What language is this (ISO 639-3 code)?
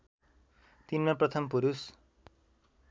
nep